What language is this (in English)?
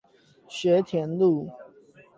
Chinese